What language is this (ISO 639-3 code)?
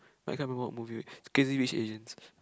eng